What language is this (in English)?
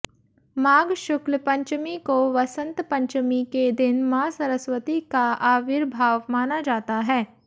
Hindi